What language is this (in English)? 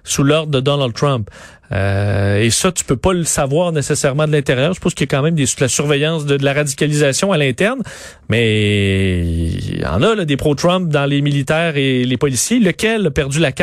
French